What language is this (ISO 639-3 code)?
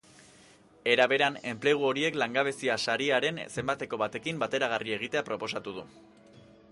eus